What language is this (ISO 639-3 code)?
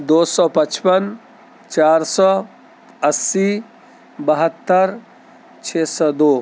urd